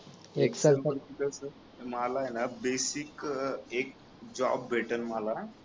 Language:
Marathi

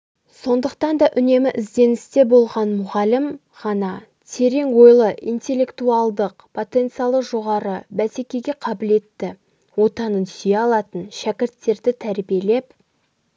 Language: Kazakh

